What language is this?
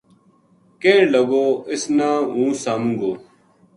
Gujari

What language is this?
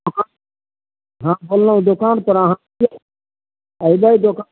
Maithili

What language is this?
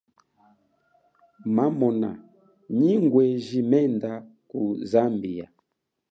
Chokwe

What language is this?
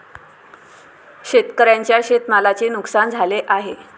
Marathi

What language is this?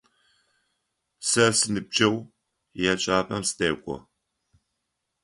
Adyghe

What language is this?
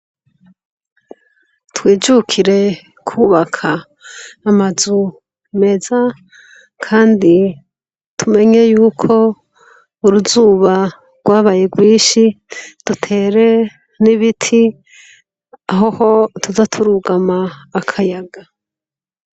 Rundi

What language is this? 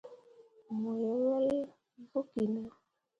Mundang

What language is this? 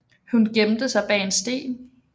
Danish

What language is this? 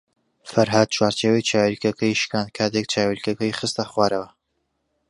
Central Kurdish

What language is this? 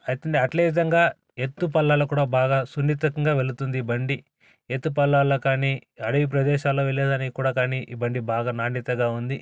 Telugu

